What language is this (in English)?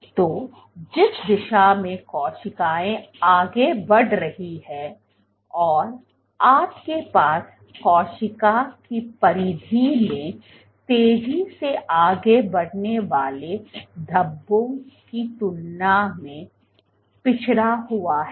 Hindi